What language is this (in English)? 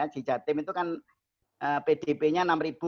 Indonesian